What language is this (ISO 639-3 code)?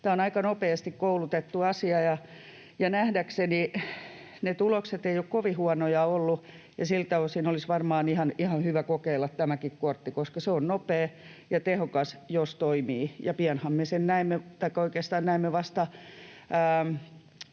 fin